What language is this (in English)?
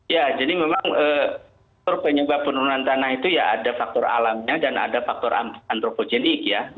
Indonesian